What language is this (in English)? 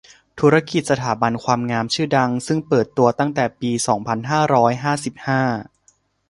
Thai